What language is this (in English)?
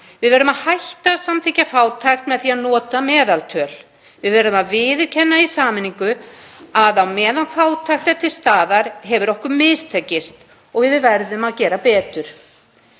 Icelandic